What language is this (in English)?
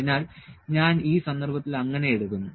Malayalam